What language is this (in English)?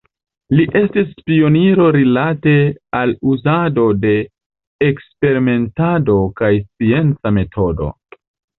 Esperanto